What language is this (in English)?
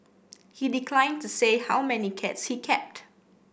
English